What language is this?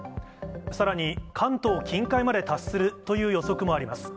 Japanese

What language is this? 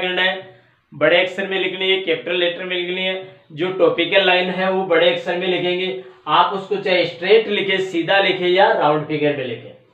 Hindi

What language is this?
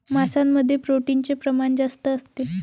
Marathi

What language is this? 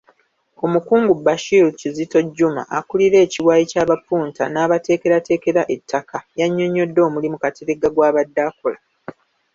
Ganda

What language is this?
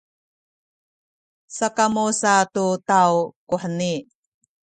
Sakizaya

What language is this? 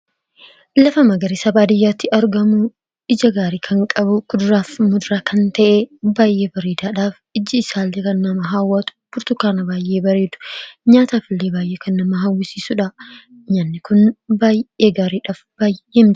Oromo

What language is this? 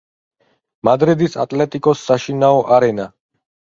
Georgian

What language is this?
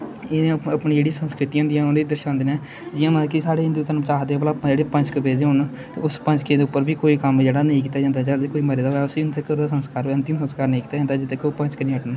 Dogri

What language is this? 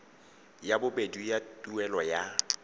Tswana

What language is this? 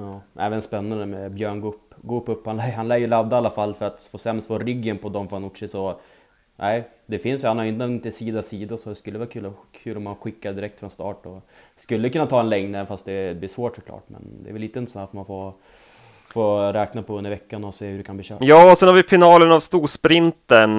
Swedish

